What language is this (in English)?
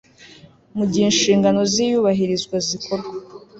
Kinyarwanda